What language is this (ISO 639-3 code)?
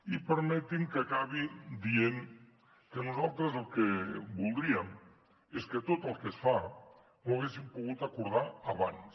cat